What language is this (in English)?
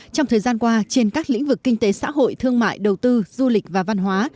Vietnamese